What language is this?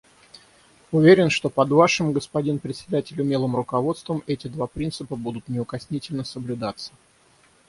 Russian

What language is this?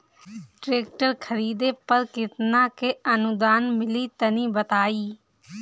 Bhojpuri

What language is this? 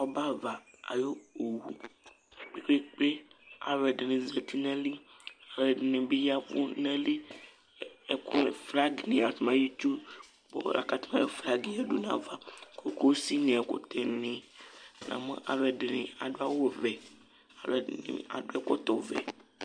Ikposo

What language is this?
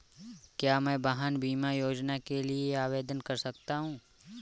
Hindi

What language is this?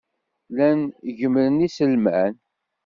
Kabyle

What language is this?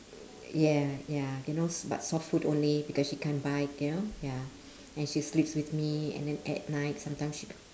English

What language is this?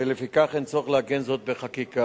Hebrew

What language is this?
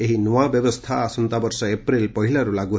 Odia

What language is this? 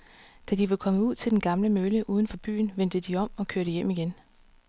Danish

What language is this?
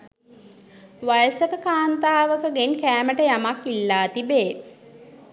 Sinhala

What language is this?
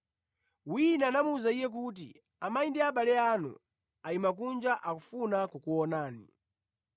Nyanja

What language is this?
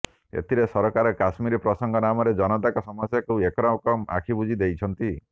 Odia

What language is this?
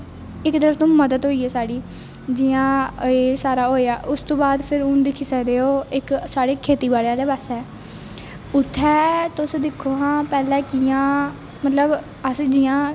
Dogri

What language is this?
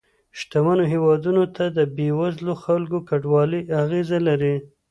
Pashto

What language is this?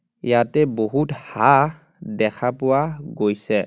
Assamese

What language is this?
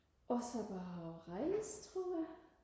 Danish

